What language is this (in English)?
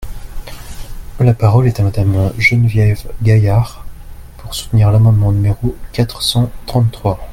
French